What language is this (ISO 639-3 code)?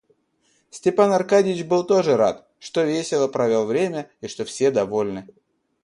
rus